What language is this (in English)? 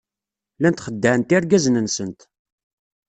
Kabyle